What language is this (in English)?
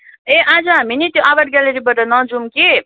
Nepali